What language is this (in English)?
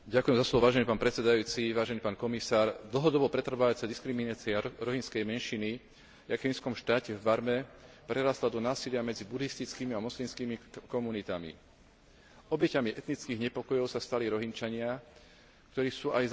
Slovak